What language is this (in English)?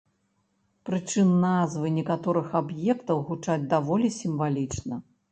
Belarusian